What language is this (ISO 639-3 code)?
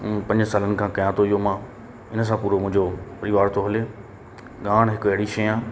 snd